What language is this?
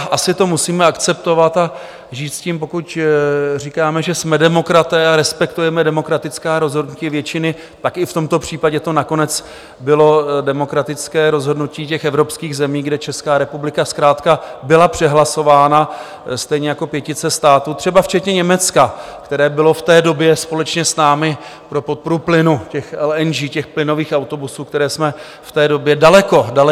Czech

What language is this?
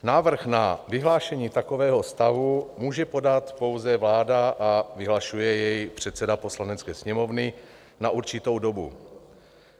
Czech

